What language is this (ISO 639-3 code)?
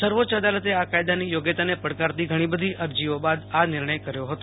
guj